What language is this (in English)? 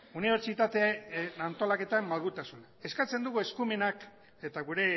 Basque